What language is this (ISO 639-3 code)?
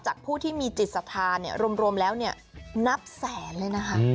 tha